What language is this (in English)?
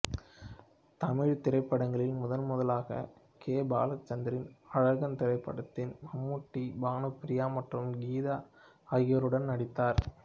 Tamil